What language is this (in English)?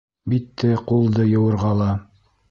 Bashkir